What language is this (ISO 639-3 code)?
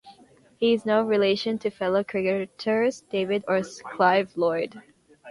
eng